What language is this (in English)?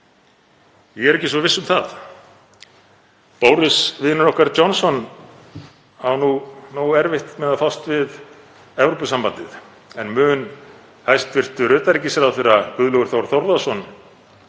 Icelandic